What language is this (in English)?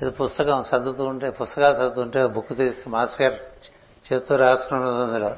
Telugu